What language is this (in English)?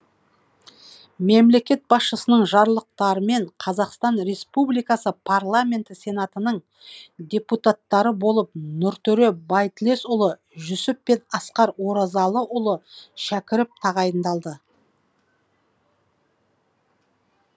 Kazakh